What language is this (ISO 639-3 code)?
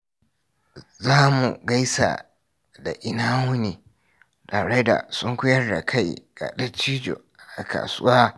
hau